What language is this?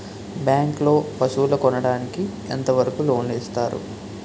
Telugu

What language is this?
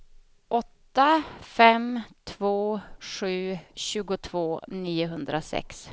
Swedish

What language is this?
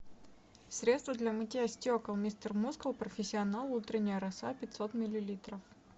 Russian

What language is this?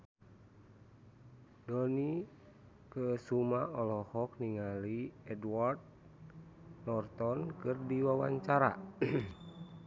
Sundanese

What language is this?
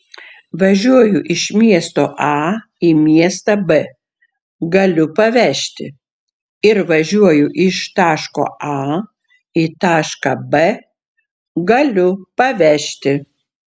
Lithuanian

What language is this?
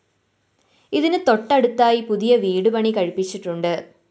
Malayalam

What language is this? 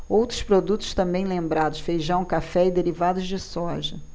Portuguese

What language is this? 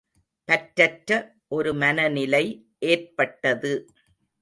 Tamil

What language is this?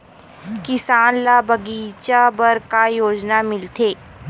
Chhattisgarhi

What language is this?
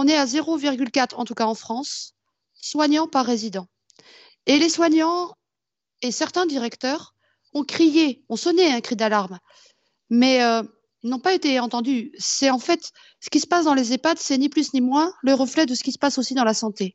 French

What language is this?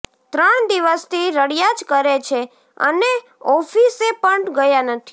Gujarati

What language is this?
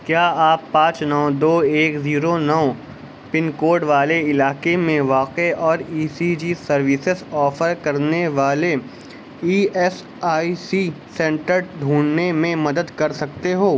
Urdu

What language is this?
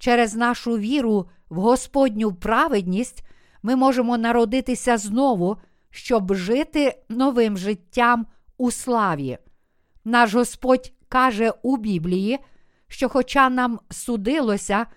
Ukrainian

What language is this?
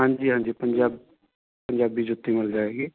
Punjabi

